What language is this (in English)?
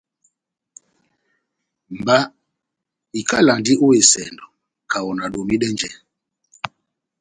Batanga